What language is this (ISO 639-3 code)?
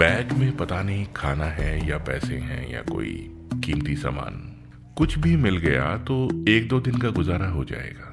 hin